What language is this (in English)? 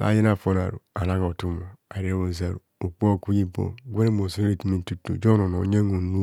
Kohumono